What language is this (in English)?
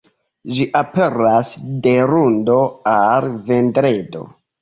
Esperanto